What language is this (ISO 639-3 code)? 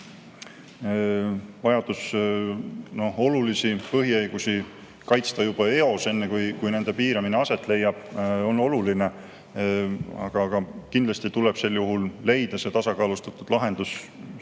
est